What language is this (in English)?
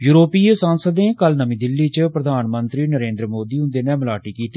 Dogri